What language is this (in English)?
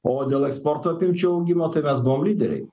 Lithuanian